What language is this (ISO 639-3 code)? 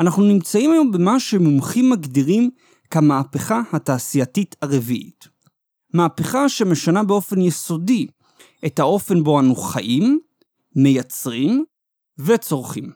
heb